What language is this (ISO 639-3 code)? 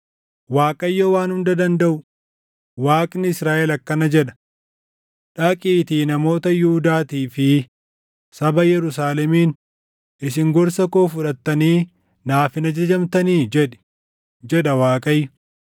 orm